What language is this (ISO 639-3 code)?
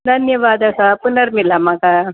san